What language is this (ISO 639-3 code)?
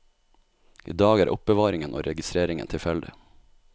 nor